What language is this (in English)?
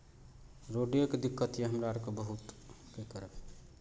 Maithili